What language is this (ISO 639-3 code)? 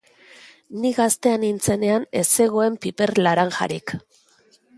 eus